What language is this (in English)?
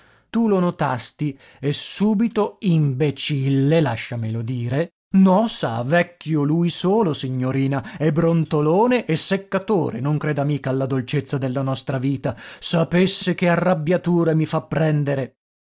Italian